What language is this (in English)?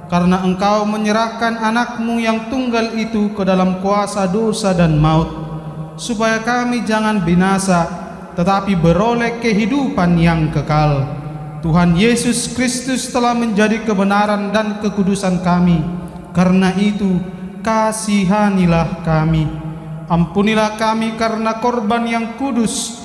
Indonesian